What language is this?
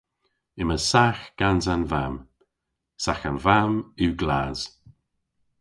Cornish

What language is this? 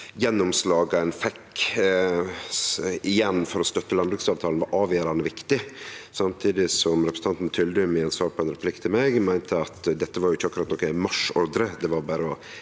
Norwegian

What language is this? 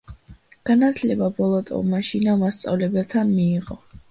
Georgian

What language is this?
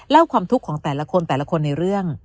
Thai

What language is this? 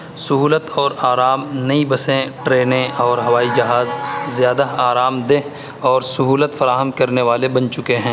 Urdu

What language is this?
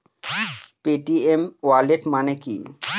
Bangla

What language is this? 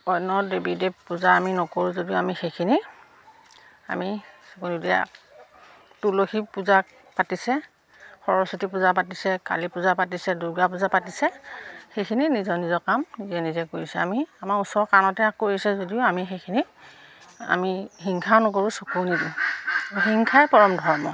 Assamese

